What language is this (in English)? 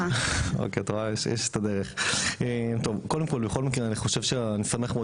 Hebrew